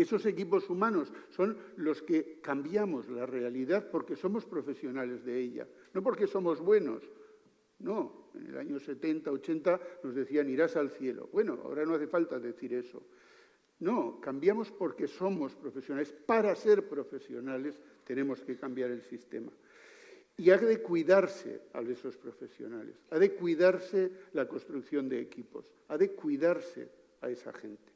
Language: Spanish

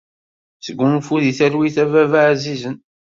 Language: Kabyle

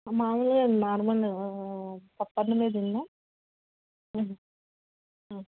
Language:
Telugu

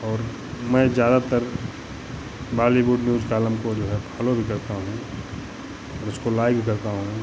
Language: Hindi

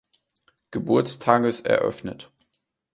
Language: German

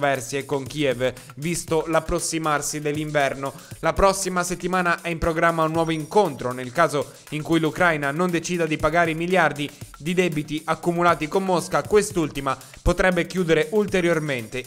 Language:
Italian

